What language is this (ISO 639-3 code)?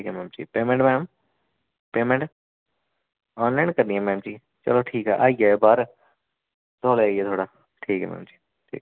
doi